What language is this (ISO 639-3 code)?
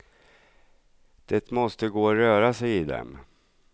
swe